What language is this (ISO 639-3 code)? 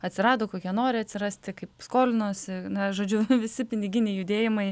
lit